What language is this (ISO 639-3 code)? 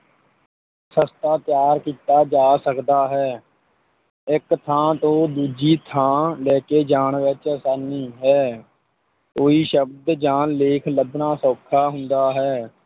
pan